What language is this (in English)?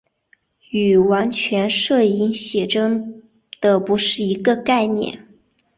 Chinese